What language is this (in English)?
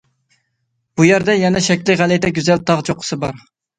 Uyghur